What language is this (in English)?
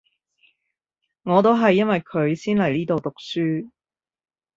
Cantonese